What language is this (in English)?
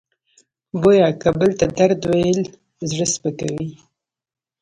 Pashto